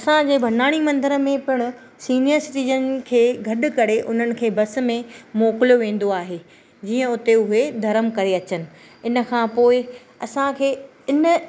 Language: Sindhi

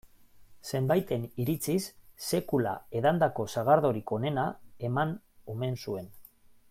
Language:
Basque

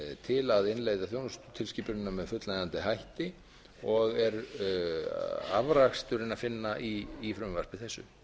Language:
Icelandic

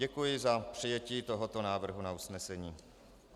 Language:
Czech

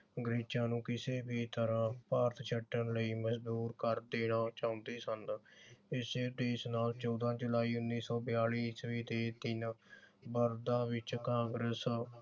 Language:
Punjabi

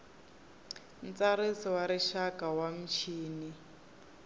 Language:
Tsonga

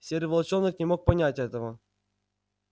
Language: Russian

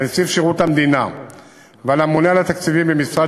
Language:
Hebrew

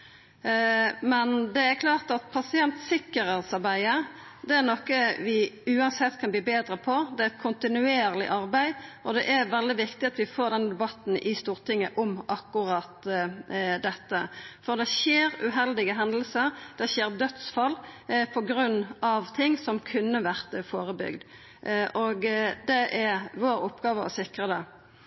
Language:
Norwegian Nynorsk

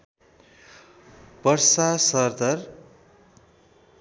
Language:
Nepali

